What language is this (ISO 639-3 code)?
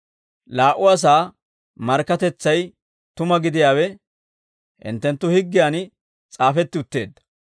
dwr